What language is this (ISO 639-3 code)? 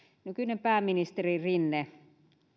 fin